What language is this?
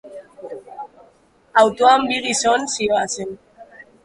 Basque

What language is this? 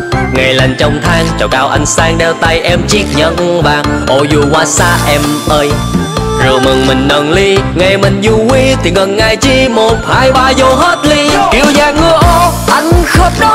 Vietnamese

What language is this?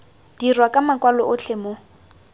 Tswana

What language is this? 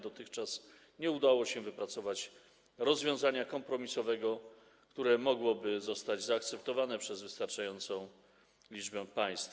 Polish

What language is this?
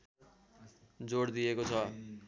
Nepali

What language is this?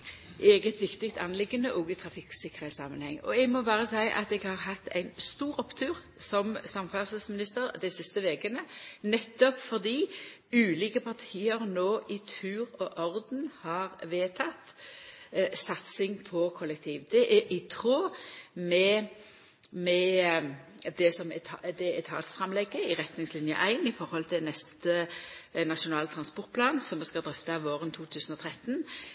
Norwegian Nynorsk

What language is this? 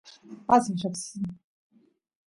Santiago del Estero Quichua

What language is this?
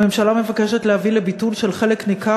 Hebrew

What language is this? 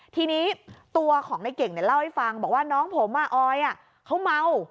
Thai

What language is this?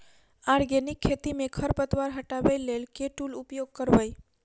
Maithili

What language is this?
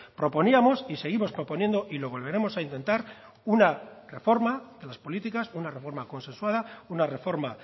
Spanish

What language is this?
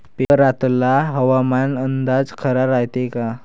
Marathi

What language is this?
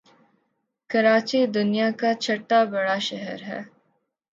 Urdu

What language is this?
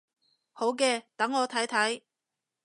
Cantonese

